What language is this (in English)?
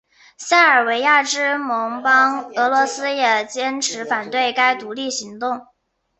Chinese